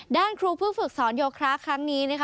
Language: Thai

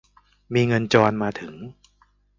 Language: Thai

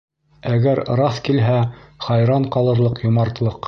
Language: Bashkir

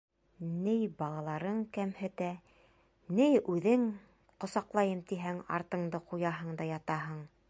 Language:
Bashkir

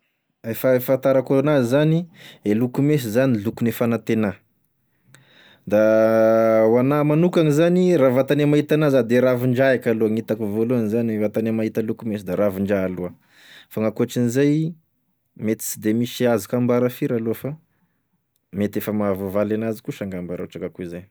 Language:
Tesaka Malagasy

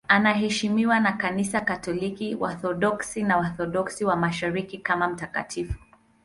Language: Swahili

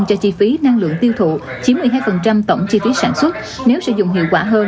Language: Vietnamese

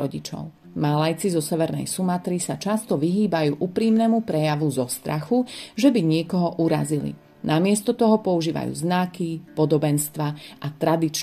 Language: Slovak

